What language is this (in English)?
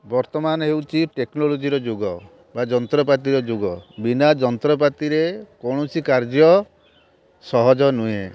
Odia